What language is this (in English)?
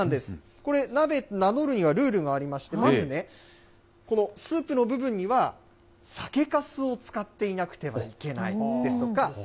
Japanese